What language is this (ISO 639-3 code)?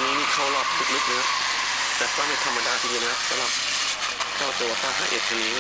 tha